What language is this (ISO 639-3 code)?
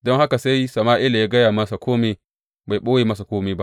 hau